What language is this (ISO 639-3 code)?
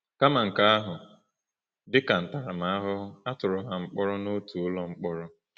ibo